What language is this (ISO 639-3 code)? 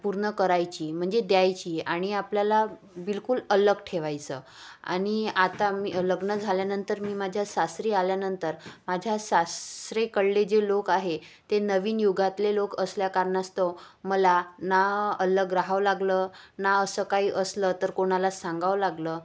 mar